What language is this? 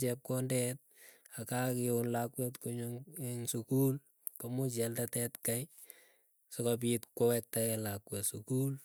Keiyo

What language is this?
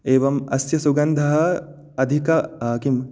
Sanskrit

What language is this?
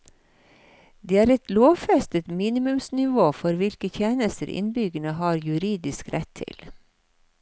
Norwegian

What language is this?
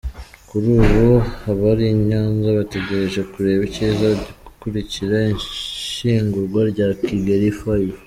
Kinyarwanda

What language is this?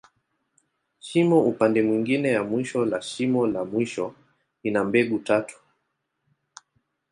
Swahili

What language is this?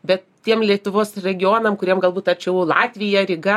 Lithuanian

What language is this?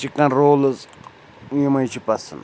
Kashmiri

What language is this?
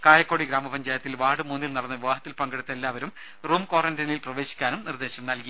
Malayalam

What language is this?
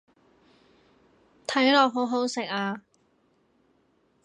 Cantonese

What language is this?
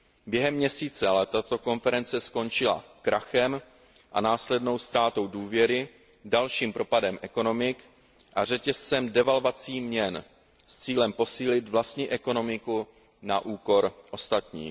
Czech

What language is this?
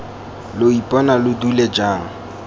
Tswana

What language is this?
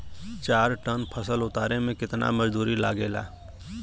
Bhojpuri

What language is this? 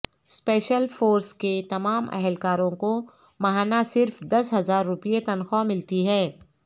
Urdu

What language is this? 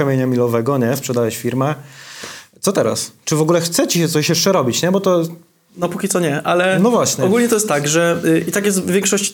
Polish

